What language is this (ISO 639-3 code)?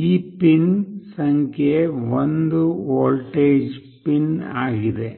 kan